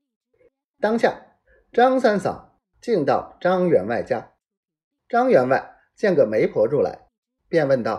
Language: Chinese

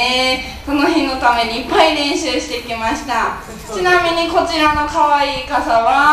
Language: Japanese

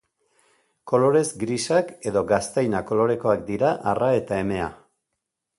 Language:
Basque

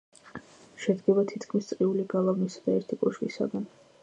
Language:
Georgian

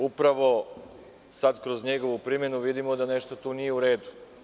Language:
Serbian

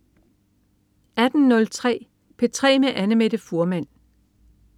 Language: Danish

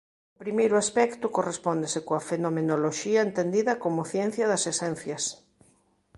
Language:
Galician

